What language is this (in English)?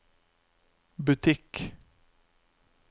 Norwegian